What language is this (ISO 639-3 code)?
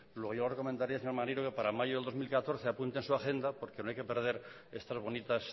spa